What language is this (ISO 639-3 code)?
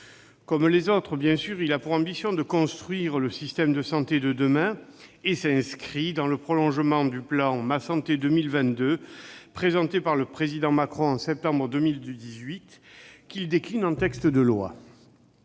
fra